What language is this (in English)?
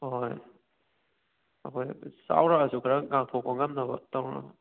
Manipuri